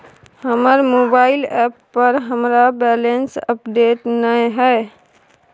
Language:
Maithili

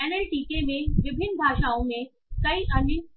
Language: Hindi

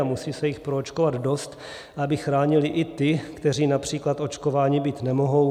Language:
Czech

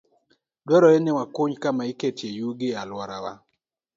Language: Luo (Kenya and Tanzania)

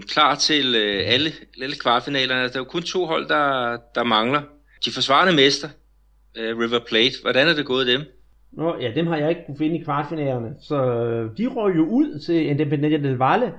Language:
Danish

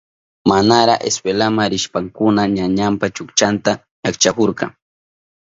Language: Southern Pastaza Quechua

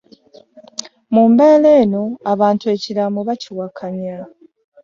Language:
Ganda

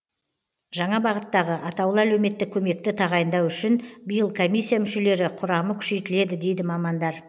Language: Kazakh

